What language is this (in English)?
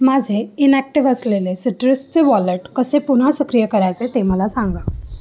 Marathi